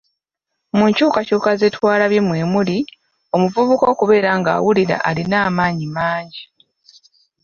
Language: Ganda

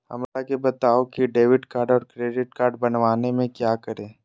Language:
Magahi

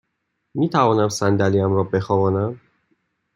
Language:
Persian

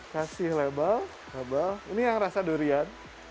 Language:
Indonesian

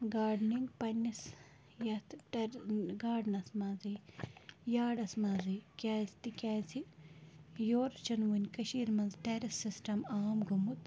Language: Kashmiri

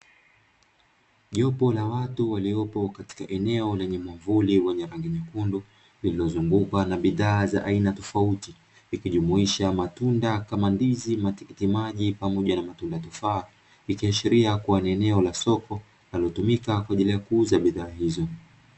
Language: Swahili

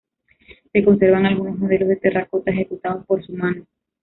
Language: Spanish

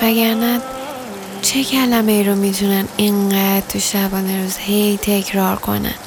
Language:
Persian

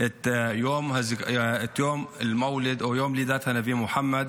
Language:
Hebrew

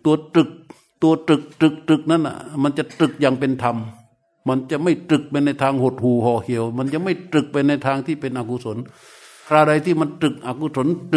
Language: Thai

